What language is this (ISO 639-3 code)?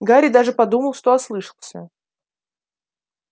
rus